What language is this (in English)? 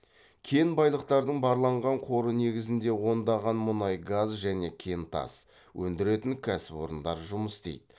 Kazakh